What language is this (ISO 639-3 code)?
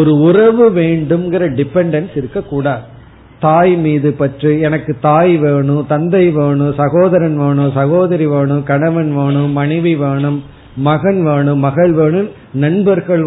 tam